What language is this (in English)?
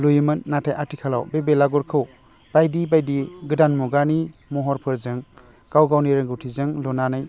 Bodo